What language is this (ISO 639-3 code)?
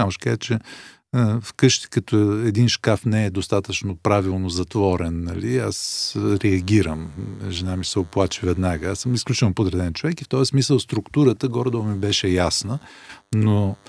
bul